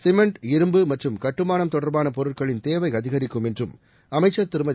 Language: Tamil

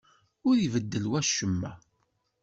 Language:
Kabyle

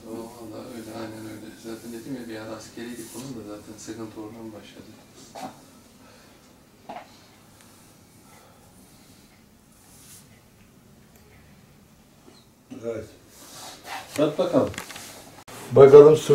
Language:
Turkish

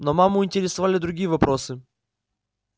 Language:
Russian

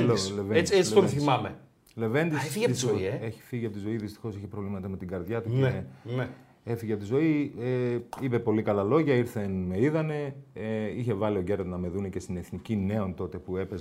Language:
Greek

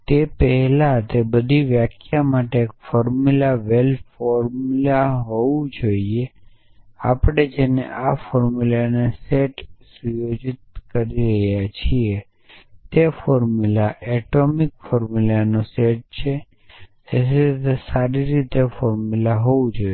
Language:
Gujarati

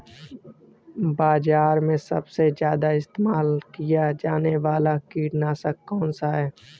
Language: Hindi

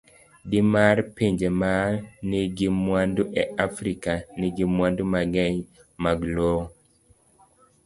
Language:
Luo (Kenya and Tanzania)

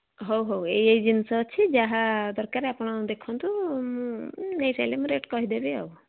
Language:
Odia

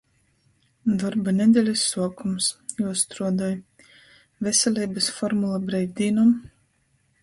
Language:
Latgalian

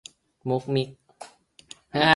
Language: Thai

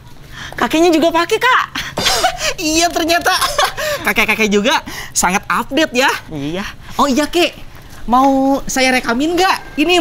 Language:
Indonesian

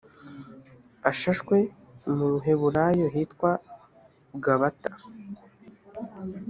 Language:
Kinyarwanda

